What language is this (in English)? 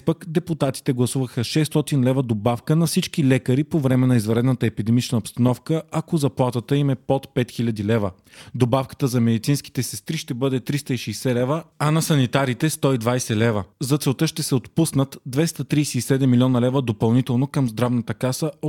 Bulgarian